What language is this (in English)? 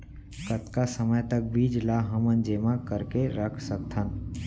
Chhattisgarhi